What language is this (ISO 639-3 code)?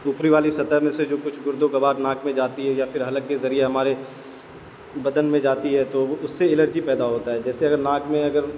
urd